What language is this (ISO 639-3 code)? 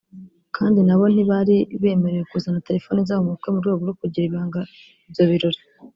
kin